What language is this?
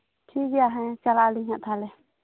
Santali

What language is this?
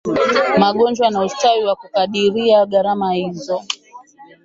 Swahili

